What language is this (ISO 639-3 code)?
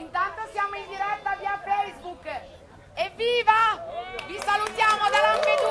ita